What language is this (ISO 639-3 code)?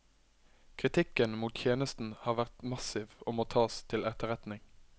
nor